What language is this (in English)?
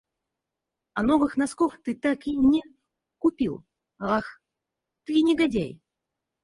Russian